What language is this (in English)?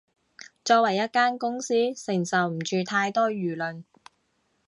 Cantonese